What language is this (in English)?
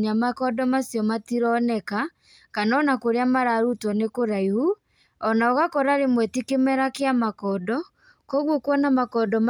Kikuyu